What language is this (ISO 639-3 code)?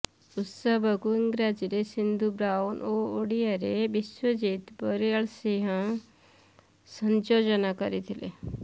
ori